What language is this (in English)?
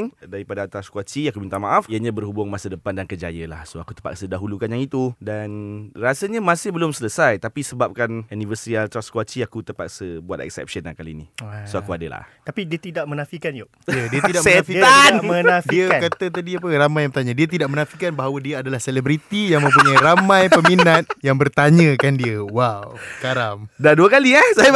Malay